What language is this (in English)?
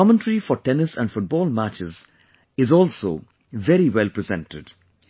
English